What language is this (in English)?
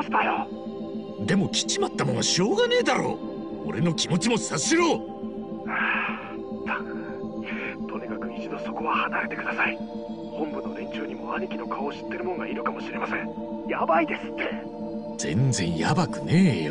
Japanese